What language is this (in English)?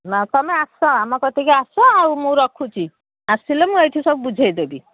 Odia